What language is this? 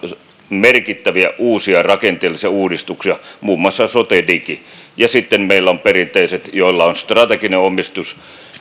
Finnish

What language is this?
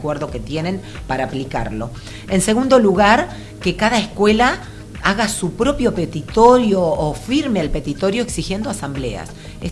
Spanish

